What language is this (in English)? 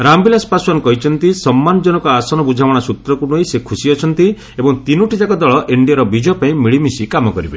Odia